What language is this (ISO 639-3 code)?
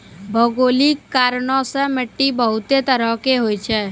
mai